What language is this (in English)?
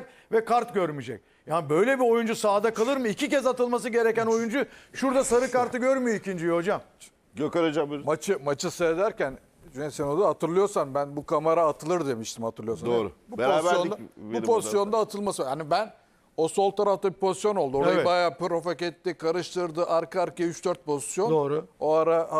Turkish